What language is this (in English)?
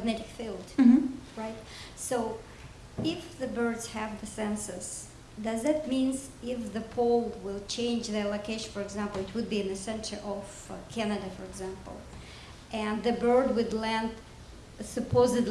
English